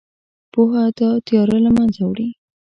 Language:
Pashto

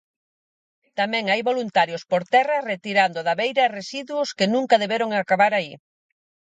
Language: Galician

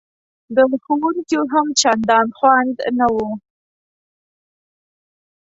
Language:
Pashto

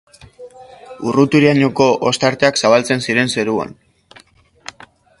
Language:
Basque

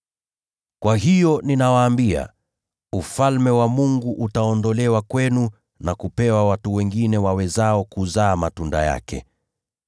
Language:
Swahili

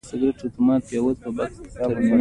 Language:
Pashto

